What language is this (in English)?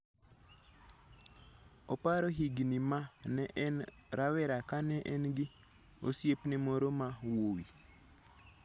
Luo (Kenya and Tanzania)